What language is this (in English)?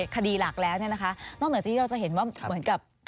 Thai